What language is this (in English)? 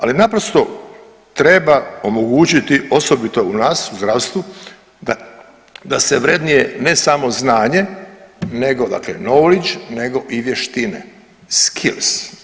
Croatian